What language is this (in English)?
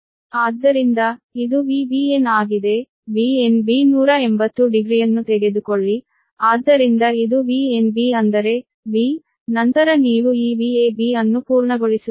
Kannada